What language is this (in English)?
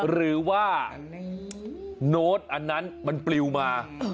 Thai